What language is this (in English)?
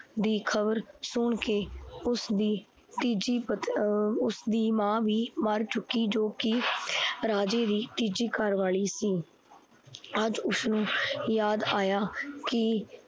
Punjabi